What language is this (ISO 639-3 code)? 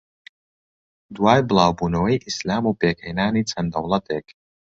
ckb